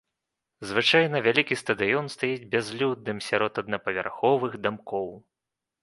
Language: Belarusian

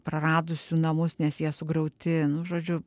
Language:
Lithuanian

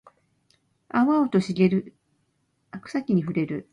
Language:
Japanese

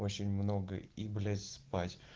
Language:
Russian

